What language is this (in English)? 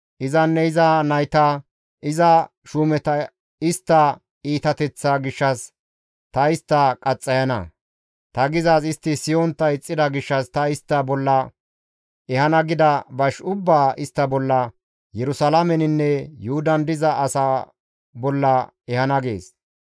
Gamo